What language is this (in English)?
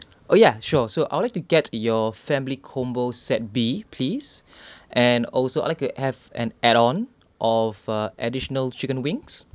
English